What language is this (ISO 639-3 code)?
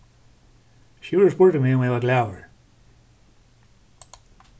fao